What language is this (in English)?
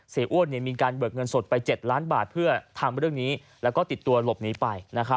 Thai